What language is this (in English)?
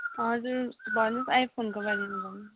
Nepali